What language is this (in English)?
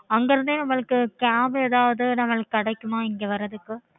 Tamil